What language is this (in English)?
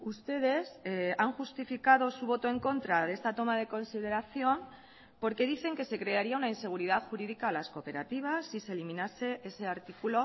Spanish